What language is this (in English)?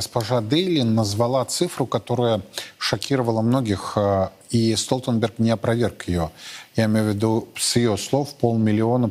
Russian